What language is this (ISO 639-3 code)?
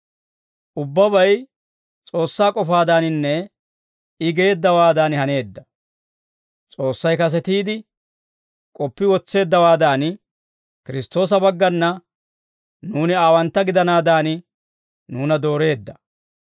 dwr